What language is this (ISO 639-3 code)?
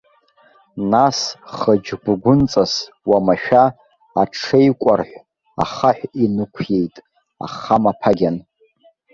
abk